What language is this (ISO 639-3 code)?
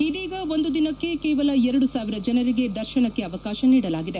kan